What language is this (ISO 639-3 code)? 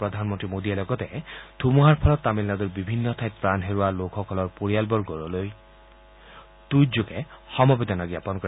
asm